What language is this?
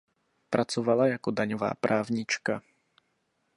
Czech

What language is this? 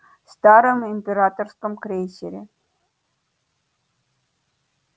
Russian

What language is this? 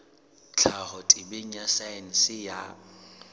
Southern Sotho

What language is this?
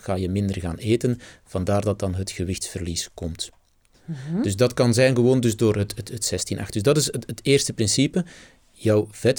Dutch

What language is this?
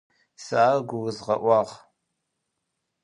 Adyghe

